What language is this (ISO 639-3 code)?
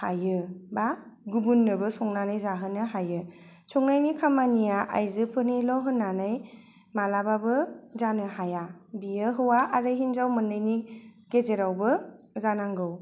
brx